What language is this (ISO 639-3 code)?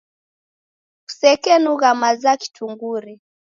dav